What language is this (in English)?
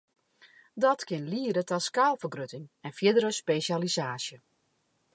Western Frisian